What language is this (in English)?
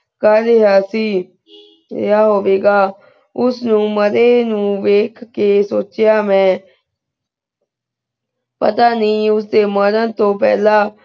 Punjabi